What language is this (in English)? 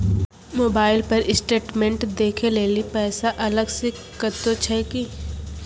Maithili